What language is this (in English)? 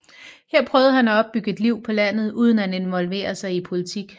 Danish